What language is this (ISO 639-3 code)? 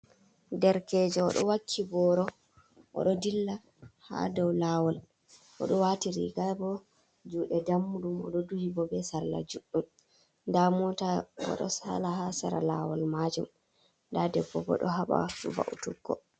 ful